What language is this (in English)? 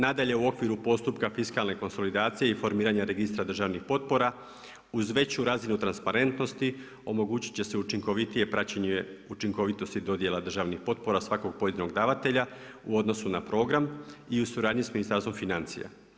Croatian